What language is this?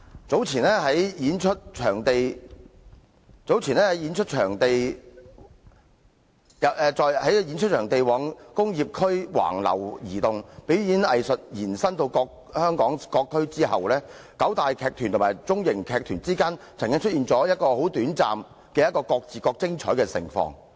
Cantonese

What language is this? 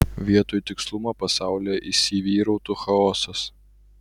Lithuanian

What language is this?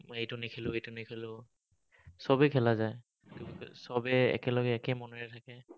Assamese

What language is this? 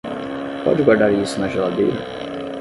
Portuguese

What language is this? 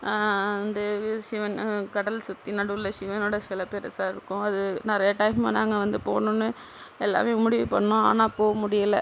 Tamil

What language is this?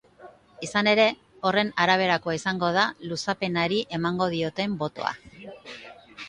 Basque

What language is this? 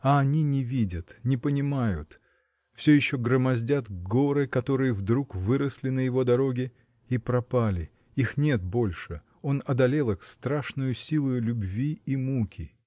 Russian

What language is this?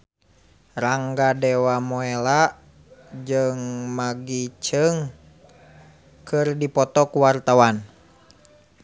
Sundanese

